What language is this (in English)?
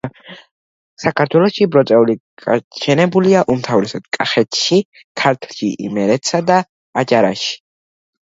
Georgian